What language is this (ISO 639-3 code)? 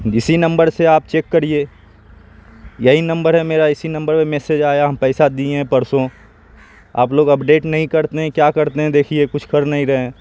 urd